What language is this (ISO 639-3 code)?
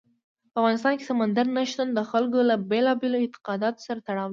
pus